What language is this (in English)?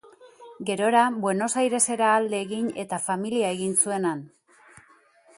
Basque